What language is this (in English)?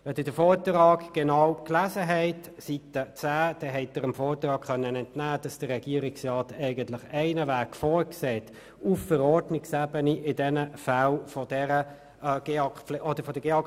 Swiss German